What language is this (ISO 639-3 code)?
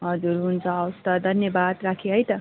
nep